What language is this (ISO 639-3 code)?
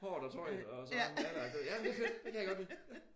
dan